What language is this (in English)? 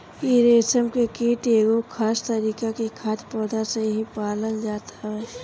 Bhojpuri